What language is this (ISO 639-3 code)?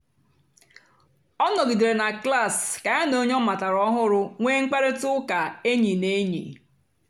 ibo